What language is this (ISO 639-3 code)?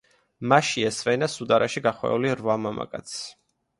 kat